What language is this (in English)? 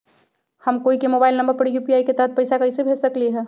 Magahi